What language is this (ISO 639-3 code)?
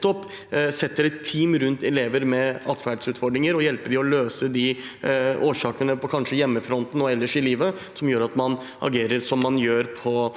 nor